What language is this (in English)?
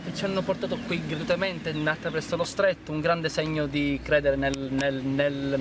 Italian